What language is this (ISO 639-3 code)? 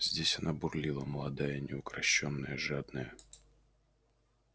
rus